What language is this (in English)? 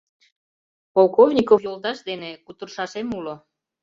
Mari